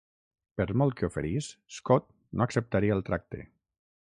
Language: Catalan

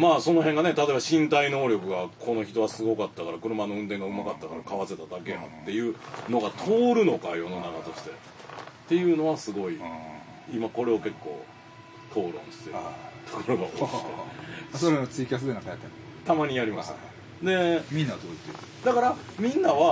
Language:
Japanese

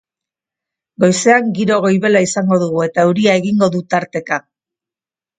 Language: Basque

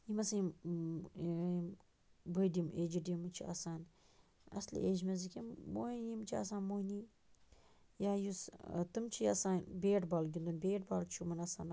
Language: Kashmiri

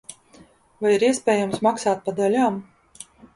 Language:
Latvian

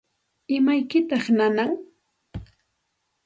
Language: Santa Ana de Tusi Pasco Quechua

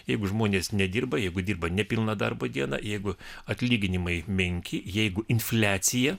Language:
Lithuanian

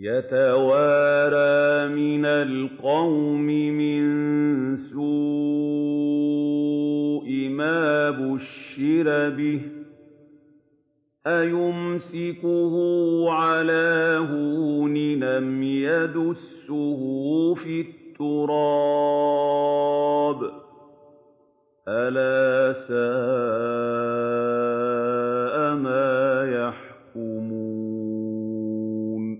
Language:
Arabic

